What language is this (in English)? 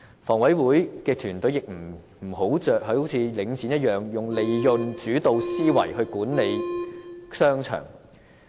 Cantonese